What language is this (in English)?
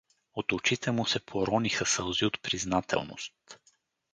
Bulgarian